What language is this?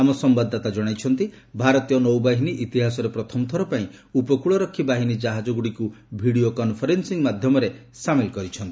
Odia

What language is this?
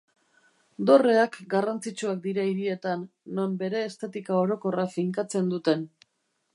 Basque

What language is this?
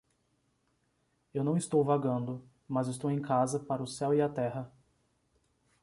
Portuguese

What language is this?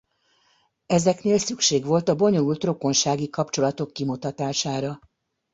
Hungarian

